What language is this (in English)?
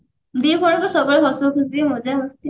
Odia